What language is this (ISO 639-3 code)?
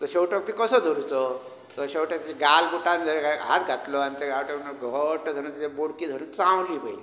kok